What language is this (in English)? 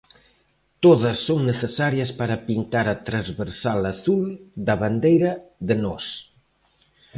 Galician